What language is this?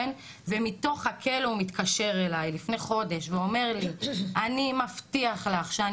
Hebrew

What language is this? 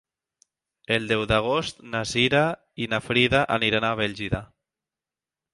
Catalan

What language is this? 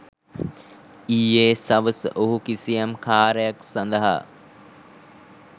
Sinhala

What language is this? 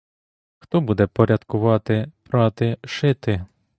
Ukrainian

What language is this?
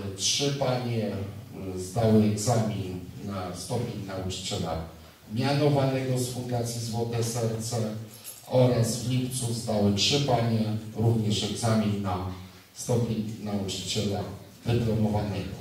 Polish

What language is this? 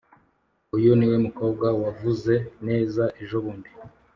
Kinyarwanda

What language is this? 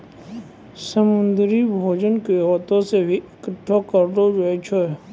Maithili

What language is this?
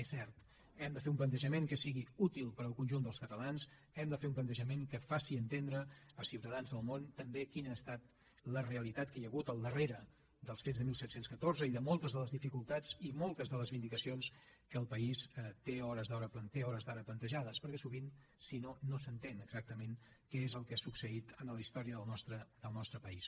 Catalan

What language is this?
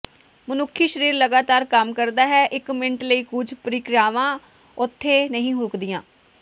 Punjabi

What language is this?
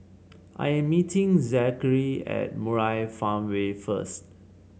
English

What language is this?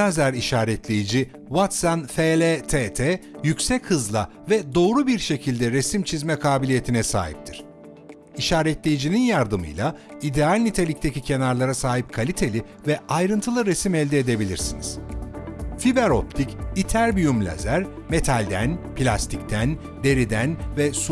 Turkish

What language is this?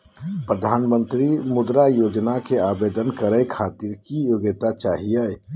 Magahi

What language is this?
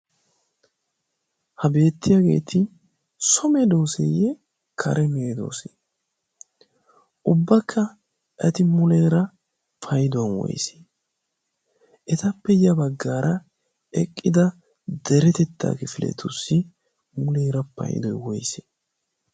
Wolaytta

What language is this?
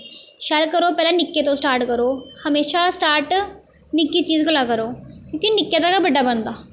Dogri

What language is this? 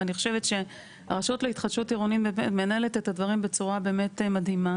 Hebrew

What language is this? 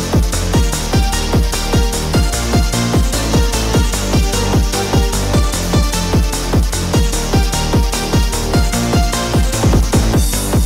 English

